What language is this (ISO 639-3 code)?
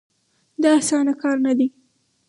pus